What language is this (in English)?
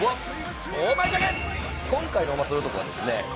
Japanese